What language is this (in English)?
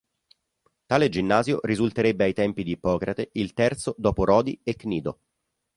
Italian